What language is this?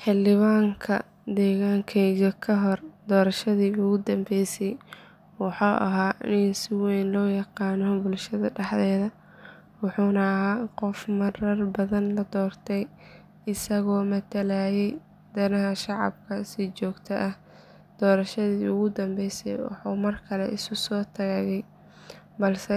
Somali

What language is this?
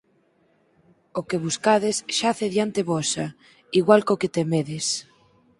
Galician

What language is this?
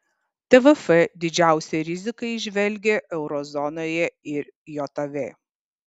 Lithuanian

